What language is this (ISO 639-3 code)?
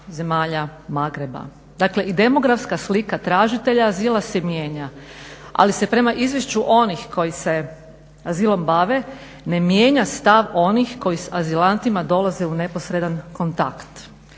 hrv